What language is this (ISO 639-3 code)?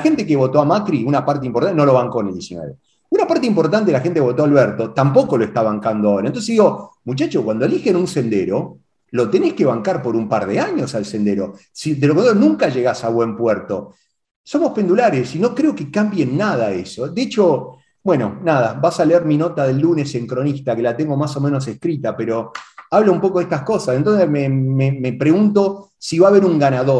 spa